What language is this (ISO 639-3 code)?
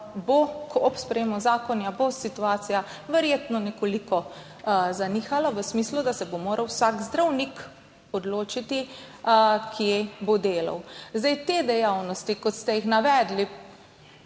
slv